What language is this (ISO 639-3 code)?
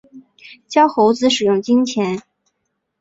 zho